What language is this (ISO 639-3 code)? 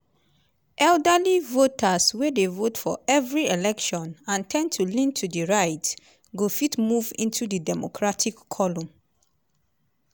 pcm